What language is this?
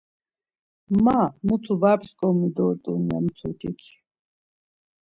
Laz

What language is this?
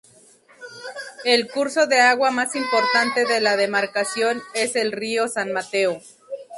Spanish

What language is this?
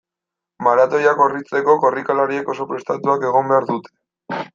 Basque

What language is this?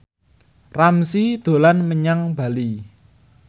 Javanese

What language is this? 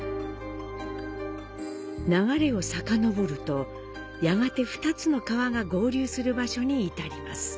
Japanese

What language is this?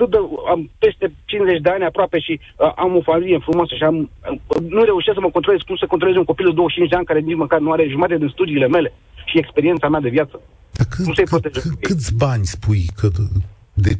Romanian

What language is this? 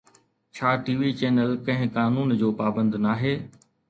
Sindhi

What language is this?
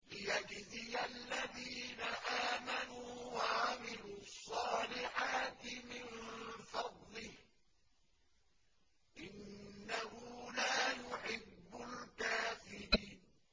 Arabic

